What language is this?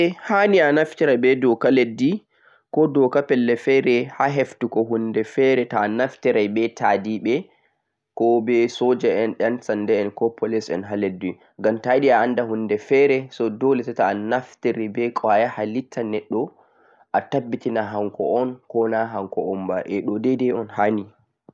Central-Eastern Niger Fulfulde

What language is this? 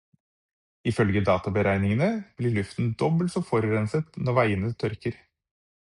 Norwegian Bokmål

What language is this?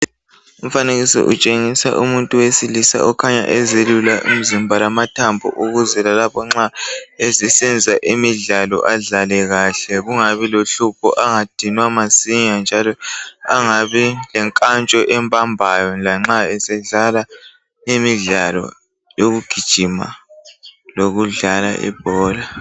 North Ndebele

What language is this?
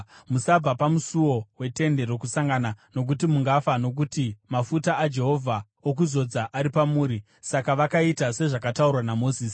Shona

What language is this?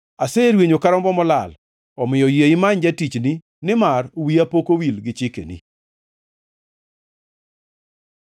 Luo (Kenya and Tanzania)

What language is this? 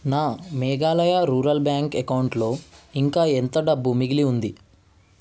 Telugu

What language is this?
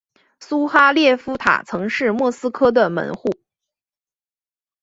Chinese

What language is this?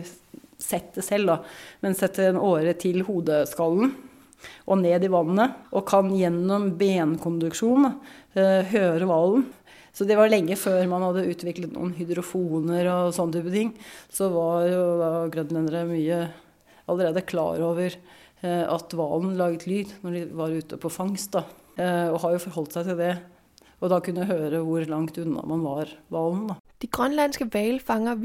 Danish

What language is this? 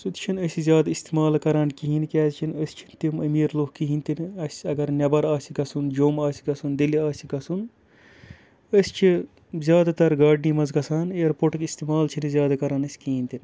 Kashmiri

